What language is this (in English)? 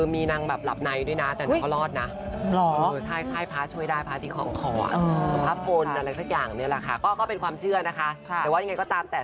Thai